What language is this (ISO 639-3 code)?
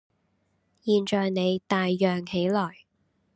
yue